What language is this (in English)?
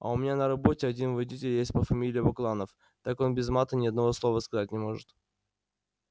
Russian